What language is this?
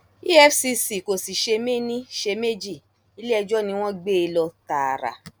Yoruba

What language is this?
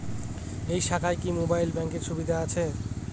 Bangla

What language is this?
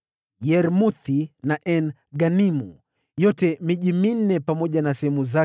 Swahili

